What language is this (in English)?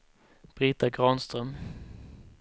Swedish